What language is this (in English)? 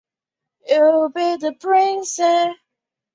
Chinese